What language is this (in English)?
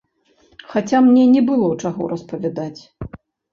Belarusian